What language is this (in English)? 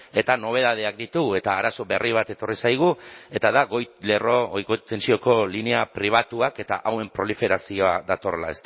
Basque